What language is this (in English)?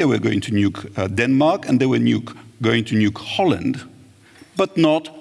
English